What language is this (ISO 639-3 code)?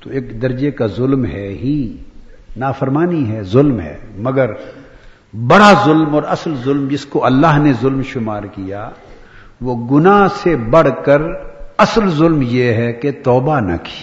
urd